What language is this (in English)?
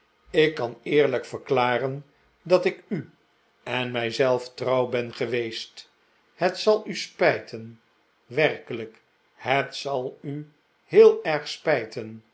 Dutch